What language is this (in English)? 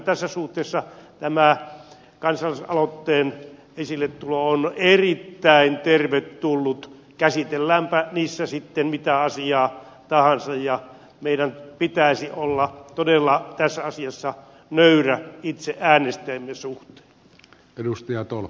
Finnish